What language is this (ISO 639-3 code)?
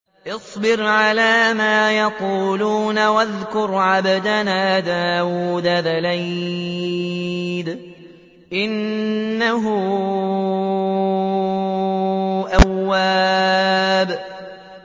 ara